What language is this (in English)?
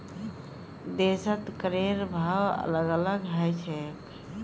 Magahi